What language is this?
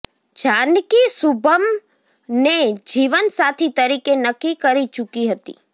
Gujarati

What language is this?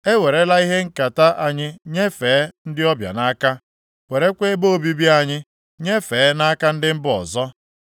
Igbo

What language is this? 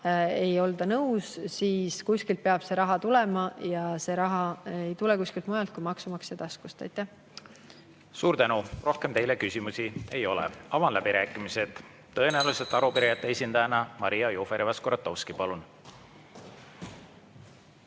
Estonian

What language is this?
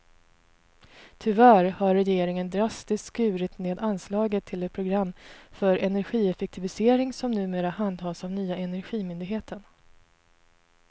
Swedish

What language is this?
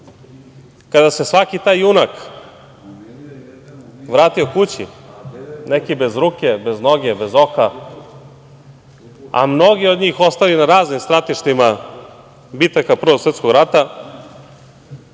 Serbian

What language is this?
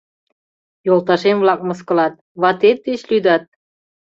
Mari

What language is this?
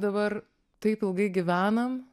Lithuanian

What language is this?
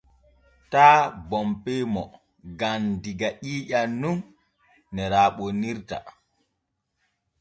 Borgu Fulfulde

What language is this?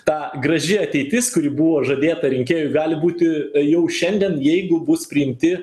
Lithuanian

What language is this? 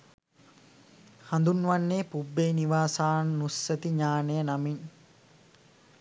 Sinhala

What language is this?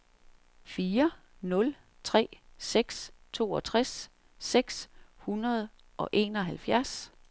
Danish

